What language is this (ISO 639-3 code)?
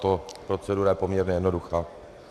ces